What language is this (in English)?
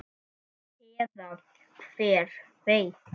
Icelandic